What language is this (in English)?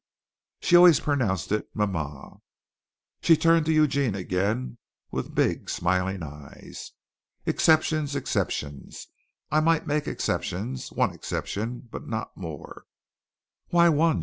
English